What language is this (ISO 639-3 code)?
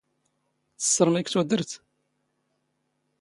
zgh